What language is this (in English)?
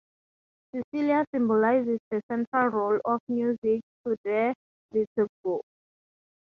English